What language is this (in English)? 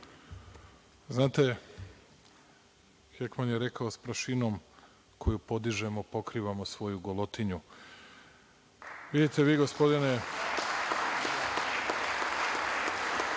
Serbian